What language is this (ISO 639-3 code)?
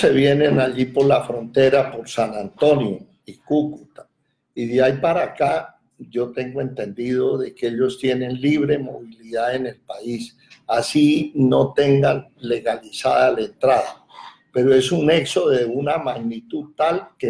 spa